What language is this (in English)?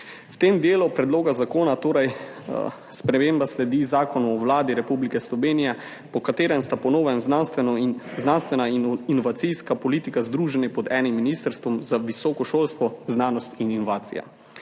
Slovenian